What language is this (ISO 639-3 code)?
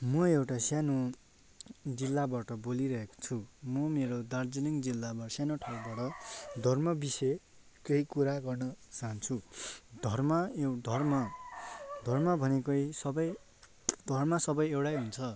nep